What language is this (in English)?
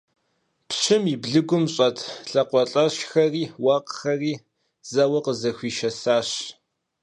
Kabardian